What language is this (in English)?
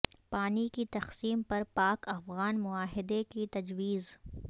Urdu